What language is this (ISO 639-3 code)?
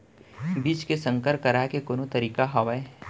hne